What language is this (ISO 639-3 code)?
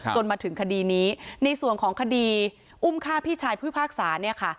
tha